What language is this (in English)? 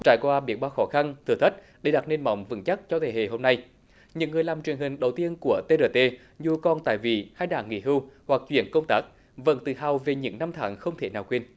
Vietnamese